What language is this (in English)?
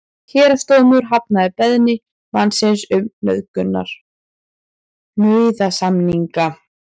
Icelandic